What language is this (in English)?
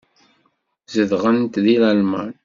Kabyle